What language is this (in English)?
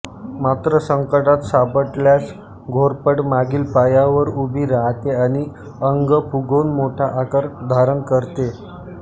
Marathi